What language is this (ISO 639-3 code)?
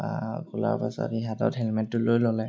asm